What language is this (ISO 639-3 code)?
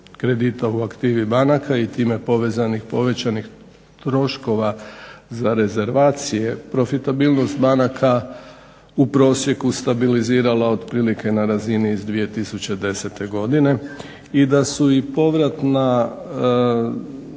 hrv